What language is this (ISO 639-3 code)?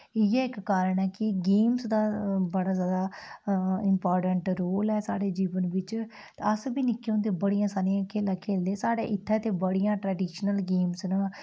doi